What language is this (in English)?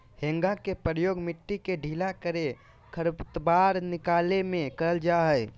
Magahi